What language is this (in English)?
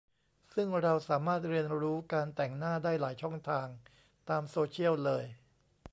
Thai